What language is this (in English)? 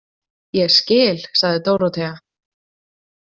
Icelandic